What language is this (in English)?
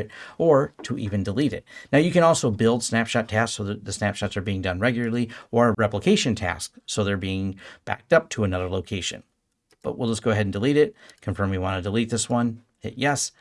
English